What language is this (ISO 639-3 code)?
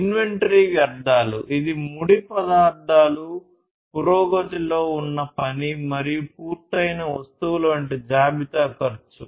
tel